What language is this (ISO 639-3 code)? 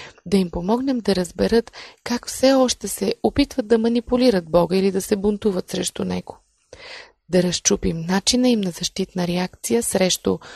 bul